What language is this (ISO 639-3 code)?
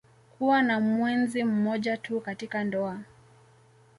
swa